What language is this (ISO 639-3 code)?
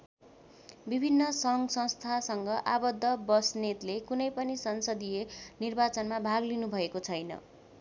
nep